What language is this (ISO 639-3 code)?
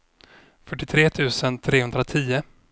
swe